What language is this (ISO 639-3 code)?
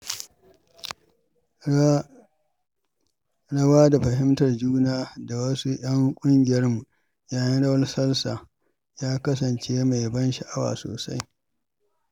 hau